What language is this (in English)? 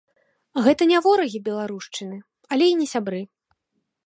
Belarusian